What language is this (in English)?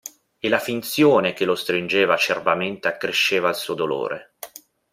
Italian